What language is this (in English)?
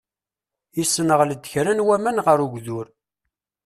Kabyle